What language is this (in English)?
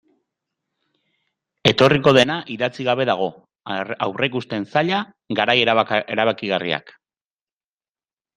Basque